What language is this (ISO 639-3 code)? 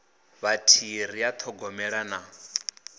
ven